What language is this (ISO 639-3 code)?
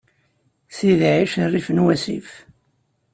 kab